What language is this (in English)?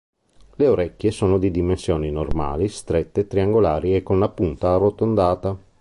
Italian